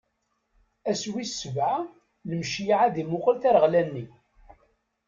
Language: Kabyle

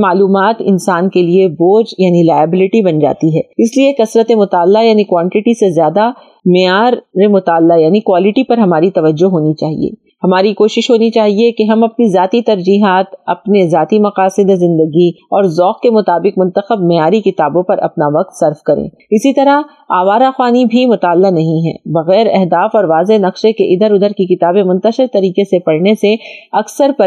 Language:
Urdu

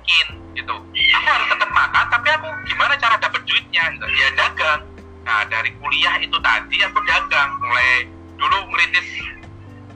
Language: Indonesian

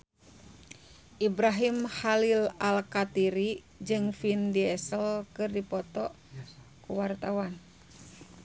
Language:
Sundanese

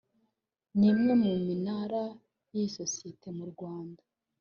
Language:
Kinyarwanda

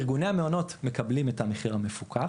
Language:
Hebrew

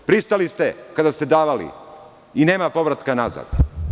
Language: Serbian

